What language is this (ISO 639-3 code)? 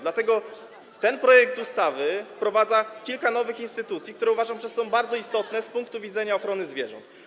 pol